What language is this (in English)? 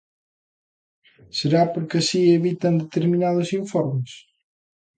Galician